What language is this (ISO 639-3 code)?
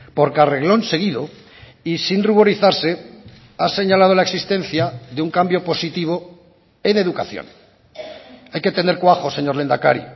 spa